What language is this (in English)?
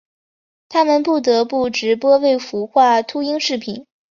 Chinese